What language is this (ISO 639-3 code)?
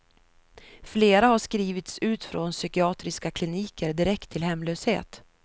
swe